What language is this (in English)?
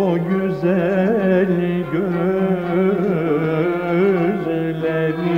Turkish